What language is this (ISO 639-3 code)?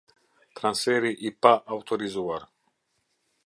sqi